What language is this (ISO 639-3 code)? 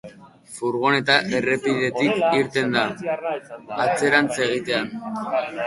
eus